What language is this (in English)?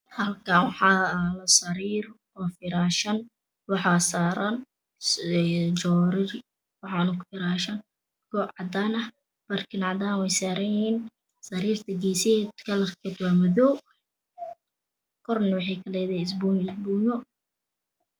Somali